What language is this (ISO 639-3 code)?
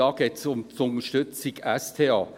gsw